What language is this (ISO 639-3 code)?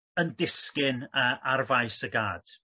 cym